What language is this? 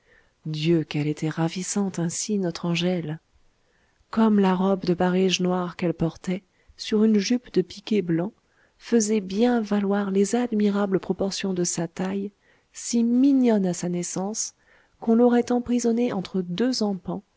French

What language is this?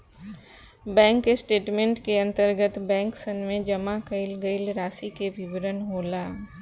Bhojpuri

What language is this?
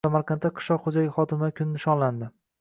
Uzbek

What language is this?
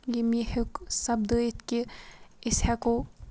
Kashmiri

